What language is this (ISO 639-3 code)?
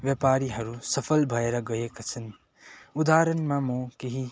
nep